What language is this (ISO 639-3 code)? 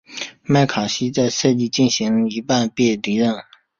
zho